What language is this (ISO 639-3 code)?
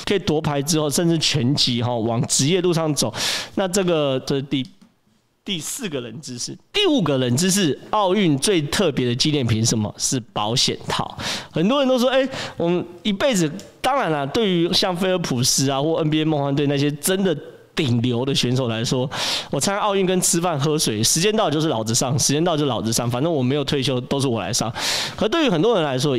zho